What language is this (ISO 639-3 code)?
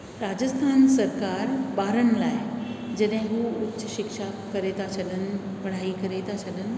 snd